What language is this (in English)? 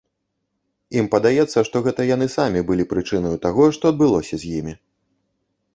Belarusian